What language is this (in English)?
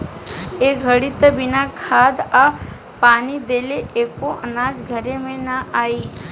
Bhojpuri